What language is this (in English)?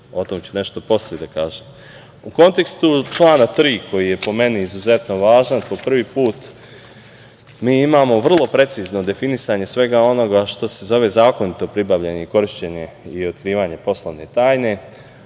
Serbian